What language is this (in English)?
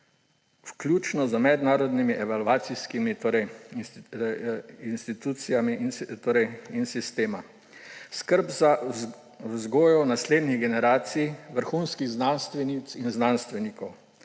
Slovenian